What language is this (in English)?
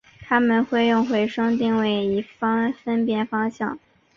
Chinese